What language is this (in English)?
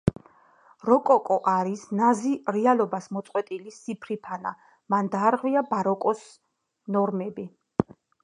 Georgian